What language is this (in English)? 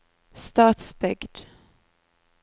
Norwegian